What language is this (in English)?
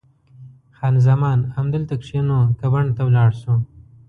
Pashto